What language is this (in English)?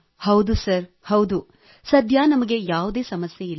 Kannada